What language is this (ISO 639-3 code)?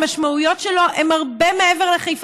heb